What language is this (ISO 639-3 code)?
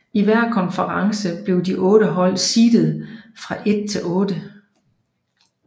dan